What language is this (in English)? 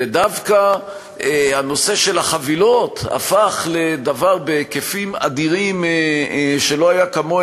Hebrew